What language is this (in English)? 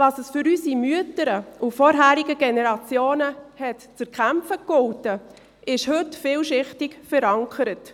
Swiss German